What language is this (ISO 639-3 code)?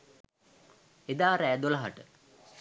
sin